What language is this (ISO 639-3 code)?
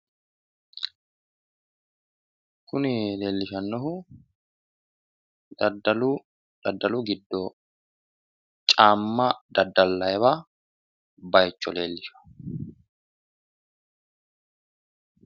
sid